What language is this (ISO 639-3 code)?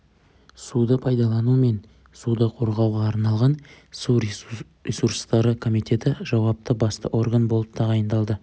kaz